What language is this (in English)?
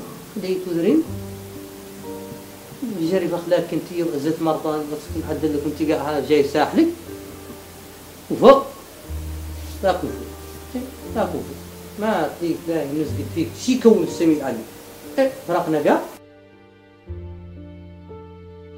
Arabic